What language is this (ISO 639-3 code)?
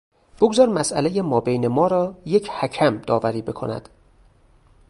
fas